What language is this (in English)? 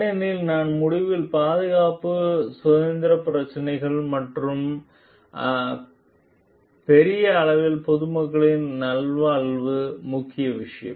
Tamil